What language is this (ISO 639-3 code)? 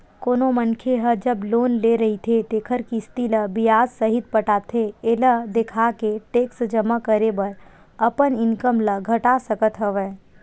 hne